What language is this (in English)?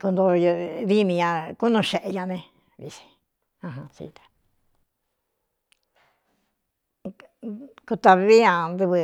Cuyamecalco Mixtec